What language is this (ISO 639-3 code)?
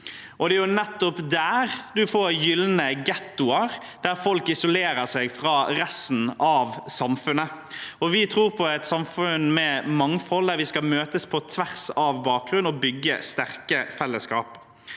nor